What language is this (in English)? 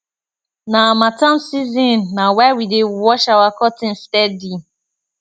Nigerian Pidgin